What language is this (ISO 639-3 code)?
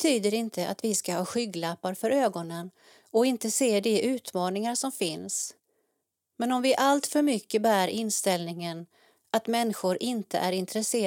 swe